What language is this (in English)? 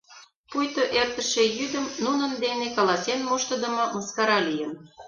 Mari